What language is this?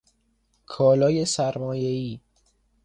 Persian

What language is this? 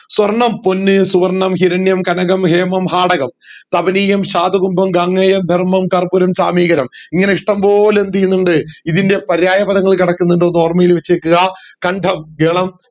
Malayalam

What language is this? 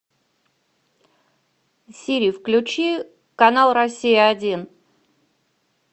Russian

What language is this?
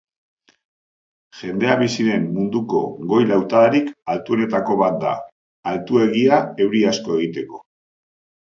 Basque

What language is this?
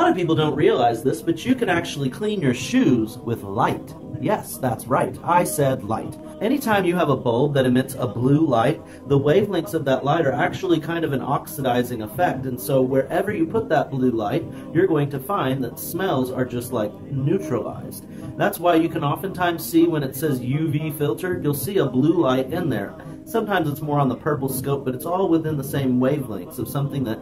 English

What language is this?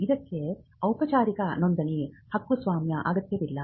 Kannada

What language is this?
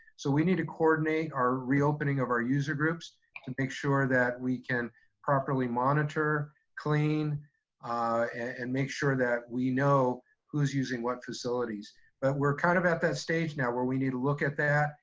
English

